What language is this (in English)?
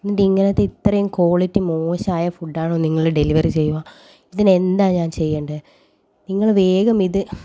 Malayalam